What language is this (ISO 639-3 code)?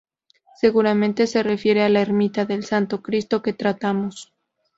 spa